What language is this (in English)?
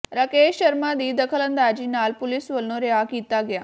Punjabi